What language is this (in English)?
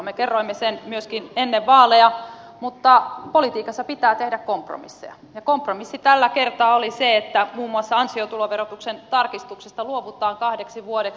Finnish